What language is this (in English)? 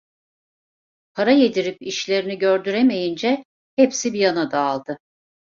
Turkish